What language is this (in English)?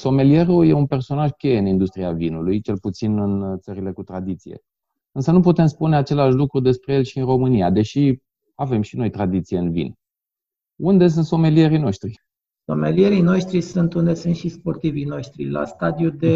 Romanian